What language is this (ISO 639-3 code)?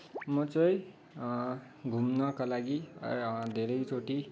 nep